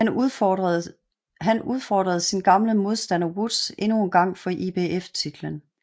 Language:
Danish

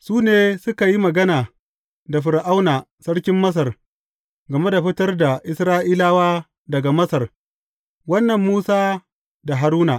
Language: Hausa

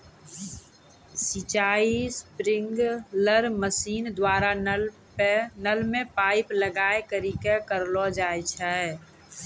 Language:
Maithili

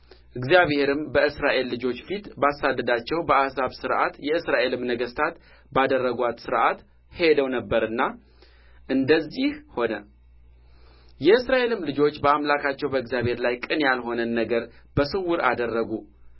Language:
Amharic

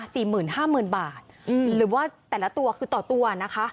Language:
Thai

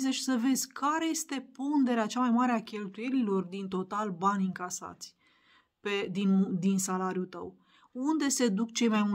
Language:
Romanian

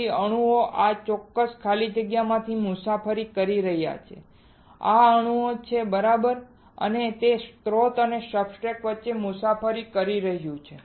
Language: Gujarati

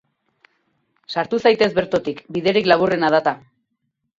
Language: Basque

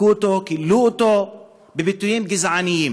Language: Hebrew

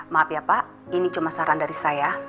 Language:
Indonesian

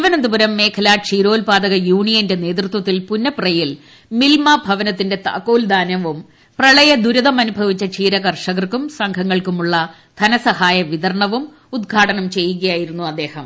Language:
Malayalam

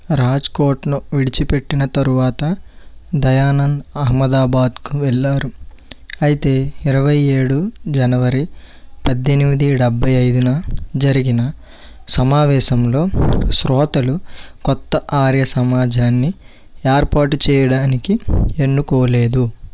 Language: Telugu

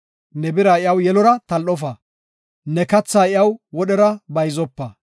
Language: Gofa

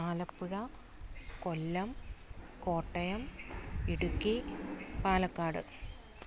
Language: Malayalam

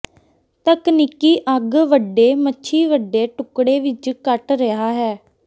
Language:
Punjabi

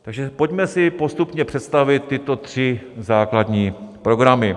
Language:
Czech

